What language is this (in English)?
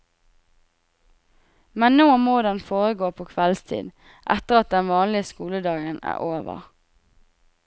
Norwegian